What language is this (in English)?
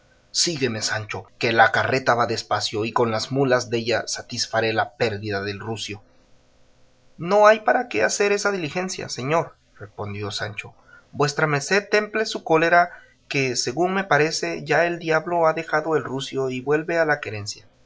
Spanish